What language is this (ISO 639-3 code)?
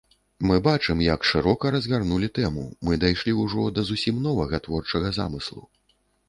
bel